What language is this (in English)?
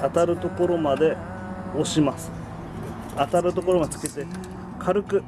Japanese